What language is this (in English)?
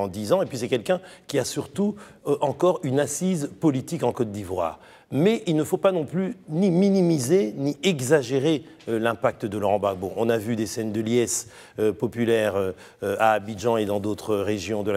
French